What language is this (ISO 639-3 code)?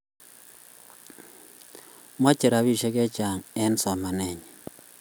kln